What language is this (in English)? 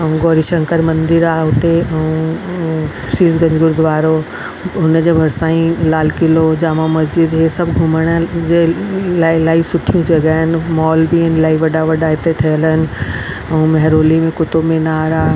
Sindhi